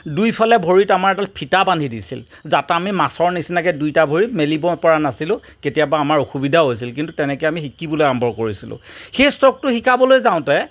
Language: Assamese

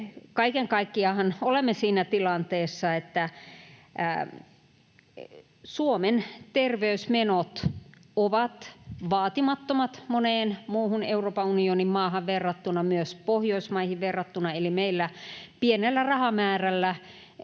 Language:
Finnish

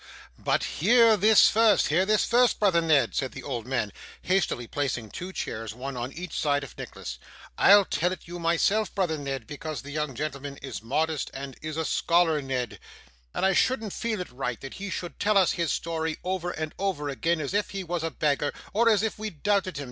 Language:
English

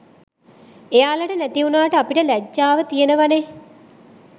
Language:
Sinhala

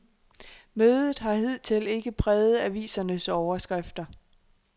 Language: Danish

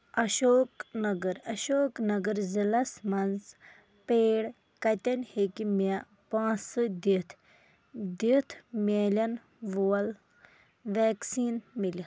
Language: Kashmiri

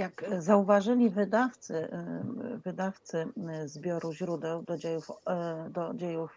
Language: Polish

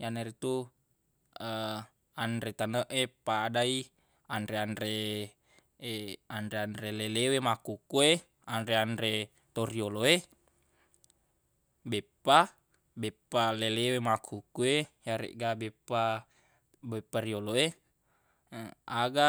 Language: Buginese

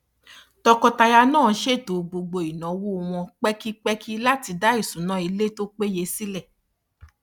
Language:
Yoruba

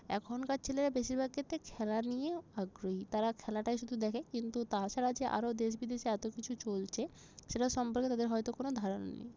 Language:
Bangla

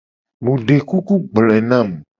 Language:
Gen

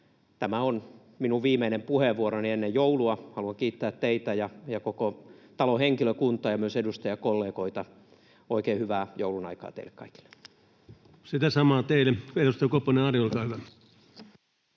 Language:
Finnish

